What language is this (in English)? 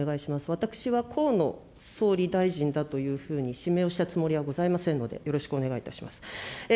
Japanese